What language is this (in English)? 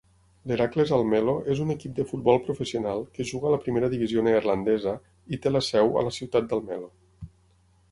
Catalan